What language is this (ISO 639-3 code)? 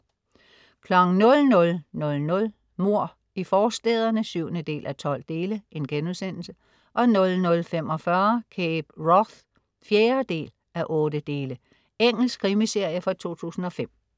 dan